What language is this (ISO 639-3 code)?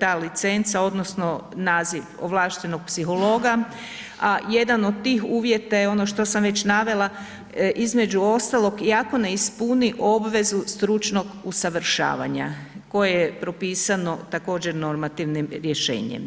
hrv